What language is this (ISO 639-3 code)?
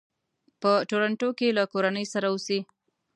pus